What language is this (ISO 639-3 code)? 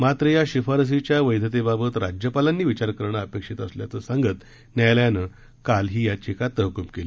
mar